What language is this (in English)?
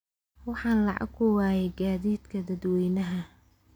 Somali